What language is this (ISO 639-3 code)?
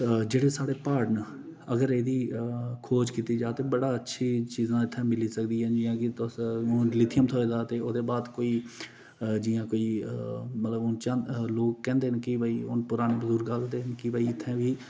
doi